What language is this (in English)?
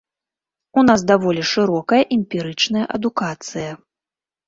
Belarusian